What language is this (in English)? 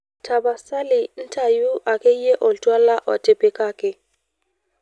Masai